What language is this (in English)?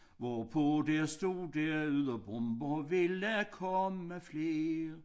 Danish